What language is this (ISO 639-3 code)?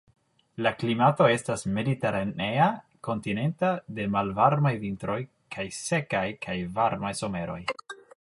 epo